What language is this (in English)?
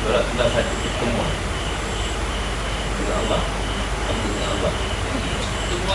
Malay